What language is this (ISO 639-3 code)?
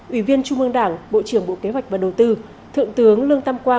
vie